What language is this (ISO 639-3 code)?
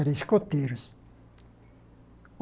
por